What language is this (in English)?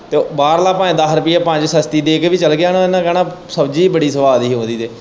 Punjabi